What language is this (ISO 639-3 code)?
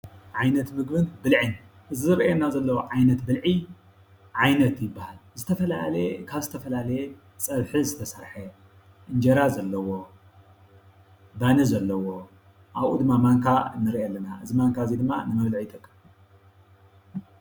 tir